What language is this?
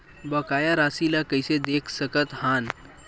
Chhattisgarhi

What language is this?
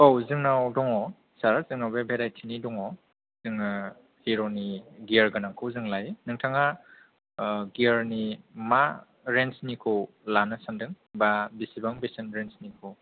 Bodo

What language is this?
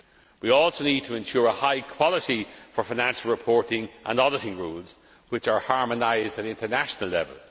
English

